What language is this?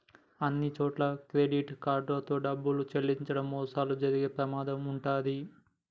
Telugu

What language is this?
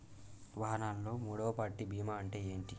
Telugu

